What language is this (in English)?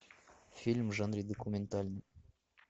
Russian